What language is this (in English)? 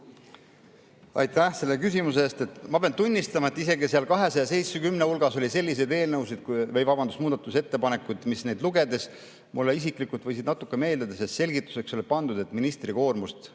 Estonian